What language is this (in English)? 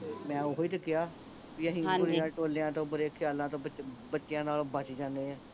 Punjabi